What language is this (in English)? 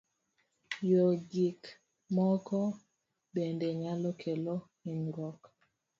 Luo (Kenya and Tanzania)